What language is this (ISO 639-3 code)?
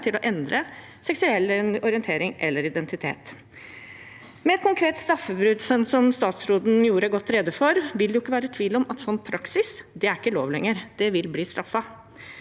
nor